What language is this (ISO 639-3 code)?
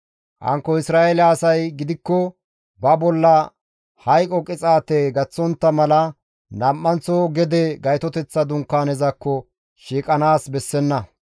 gmv